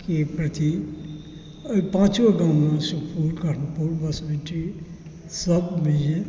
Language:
Maithili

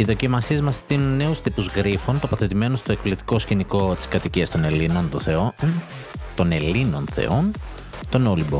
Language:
Greek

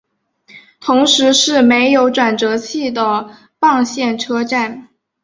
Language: Chinese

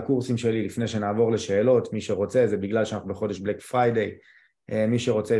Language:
Hebrew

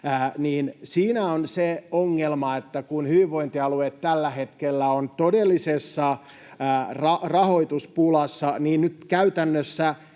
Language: Finnish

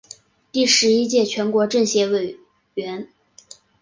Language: Chinese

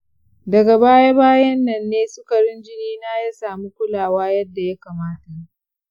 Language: Hausa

